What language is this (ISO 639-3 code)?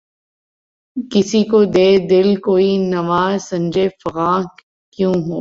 urd